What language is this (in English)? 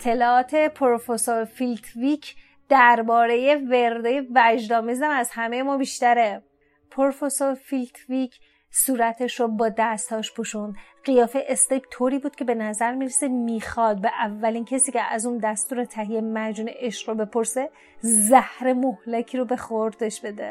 Persian